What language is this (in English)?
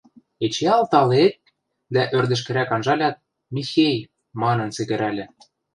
Western Mari